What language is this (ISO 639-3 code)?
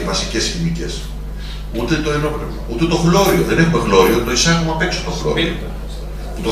ell